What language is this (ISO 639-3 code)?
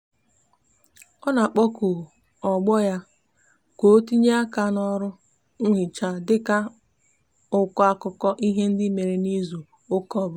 ibo